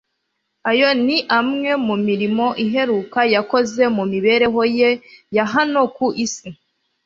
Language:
Kinyarwanda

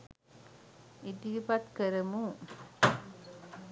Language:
Sinhala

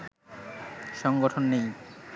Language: Bangla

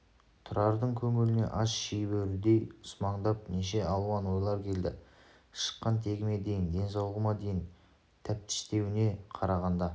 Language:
Kazakh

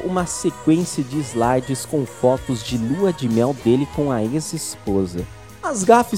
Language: Portuguese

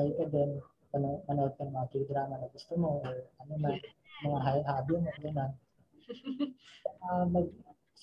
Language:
Filipino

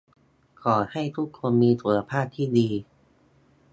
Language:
Thai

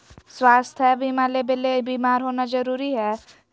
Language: Magahi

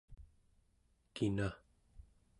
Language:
Central Yupik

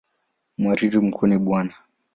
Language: Swahili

